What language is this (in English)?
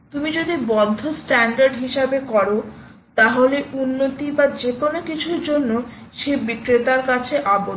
Bangla